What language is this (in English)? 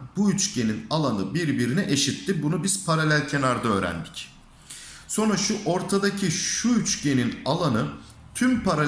Turkish